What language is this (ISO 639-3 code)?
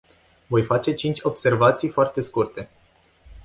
ron